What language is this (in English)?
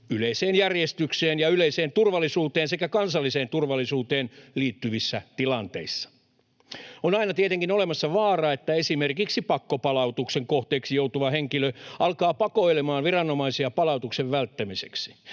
Finnish